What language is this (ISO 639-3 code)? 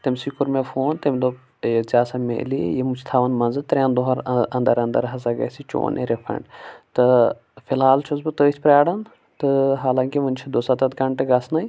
kas